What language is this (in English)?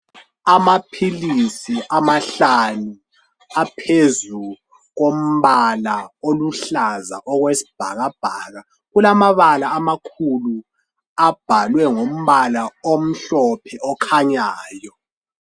North Ndebele